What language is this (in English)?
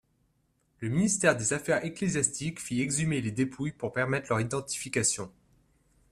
French